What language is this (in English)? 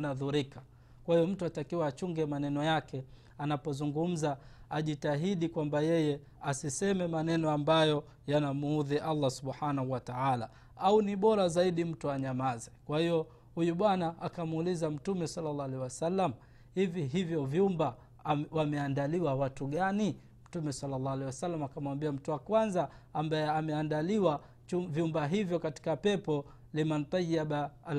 Swahili